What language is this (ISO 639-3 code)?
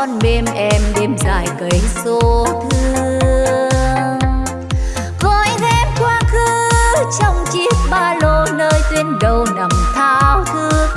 vie